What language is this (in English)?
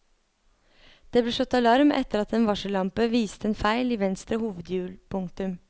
Norwegian